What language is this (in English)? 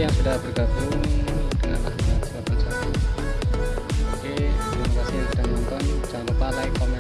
Indonesian